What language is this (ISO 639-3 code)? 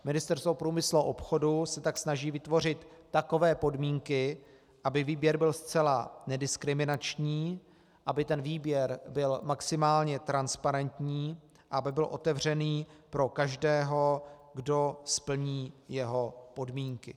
ces